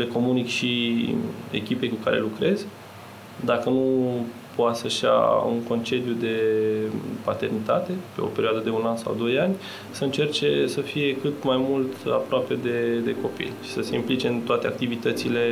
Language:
Romanian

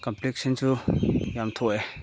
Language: Manipuri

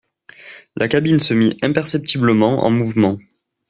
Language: French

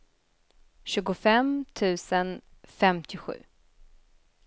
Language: Swedish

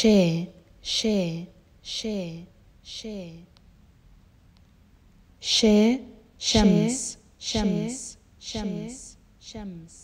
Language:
Arabic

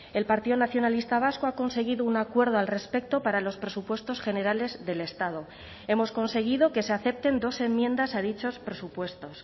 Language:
Spanish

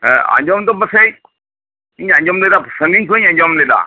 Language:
Santali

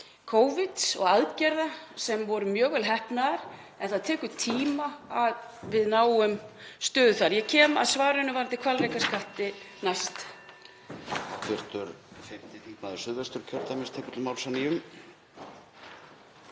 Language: Icelandic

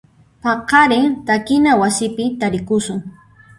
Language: Puno Quechua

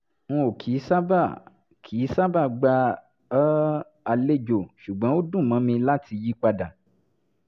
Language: Yoruba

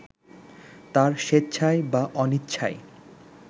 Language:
Bangla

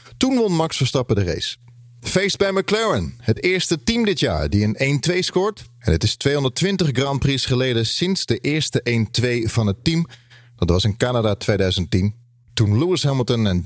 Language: Dutch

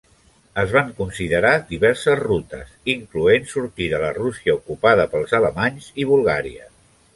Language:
Catalan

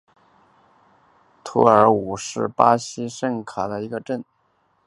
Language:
Chinese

